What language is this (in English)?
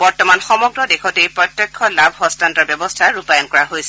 Assamese